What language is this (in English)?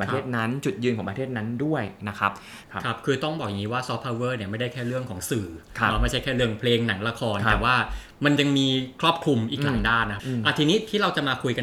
Thai